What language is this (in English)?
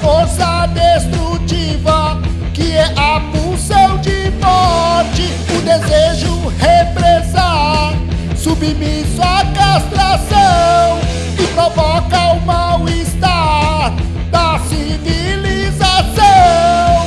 Portuguese